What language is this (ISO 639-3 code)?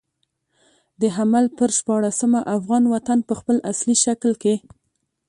pus